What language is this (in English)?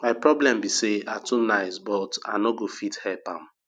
Nigerian Pidgin